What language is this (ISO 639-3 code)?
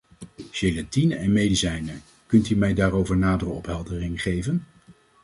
nld